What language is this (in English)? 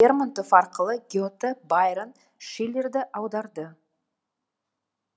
Kazakh